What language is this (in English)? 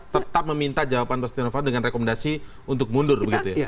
Indonesian